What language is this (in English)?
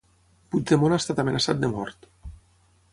Catalan